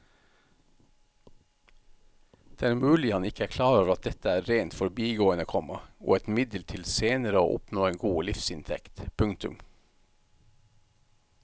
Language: Norwegian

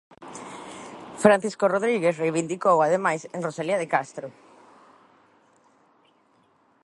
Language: Galician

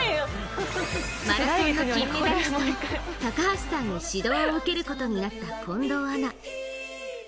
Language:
Japanese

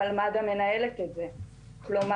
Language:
Hebrew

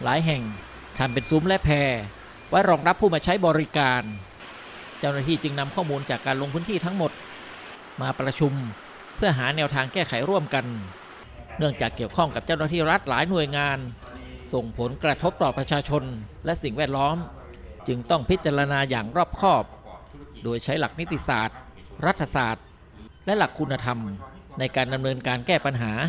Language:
Thai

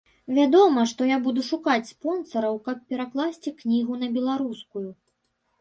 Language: Belarusian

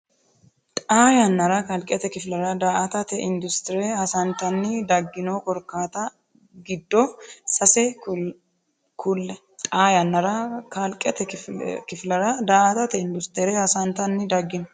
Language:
Sidamo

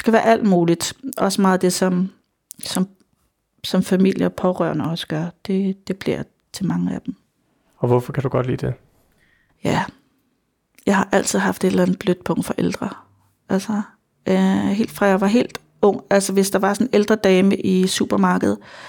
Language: Danish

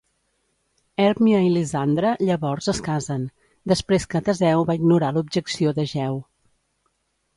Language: Catalan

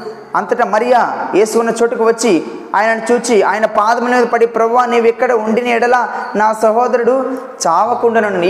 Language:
Telugu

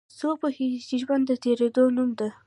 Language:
Pashto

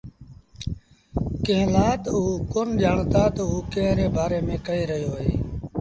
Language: Sindhi Bhil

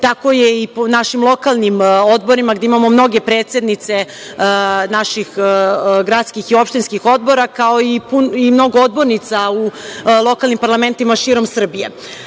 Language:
Serbian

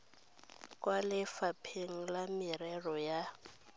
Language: Tswana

